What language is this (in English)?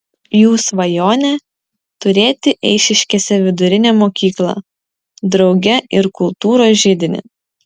Lithuanian